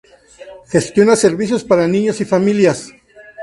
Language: Spanish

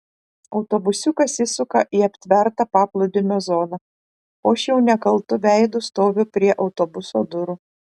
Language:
Lithuanian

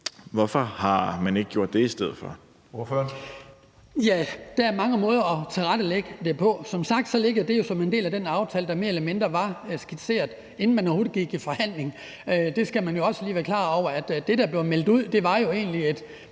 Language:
Danish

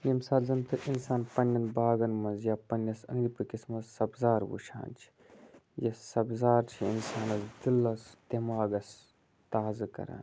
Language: Kashmiri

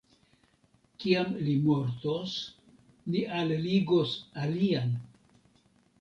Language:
Esperanto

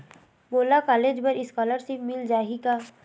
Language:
Chhattisgarhi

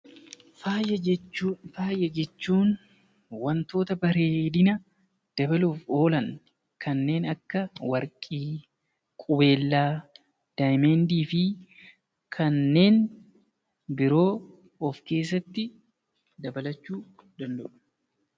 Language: Oromo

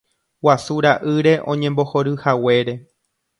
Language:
Guarani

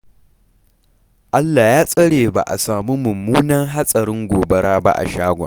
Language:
Hausa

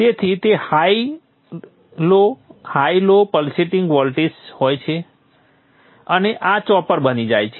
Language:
Gujarati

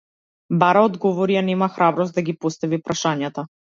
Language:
Macedonian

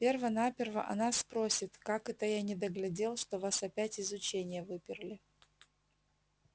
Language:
Russian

